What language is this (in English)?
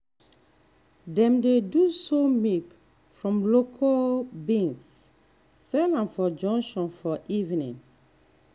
Nigerian Pidgin